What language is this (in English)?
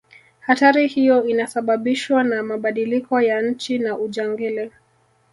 Swahili